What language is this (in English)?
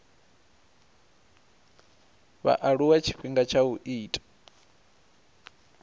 Venda